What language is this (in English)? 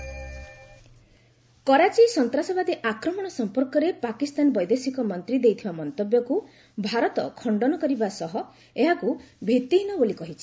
Odia